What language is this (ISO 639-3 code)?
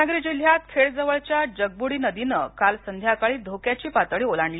mar